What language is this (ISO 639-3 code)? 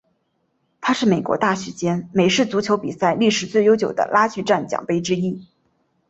zho